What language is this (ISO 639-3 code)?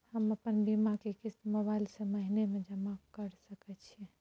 mai